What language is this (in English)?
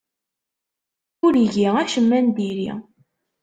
Kabyle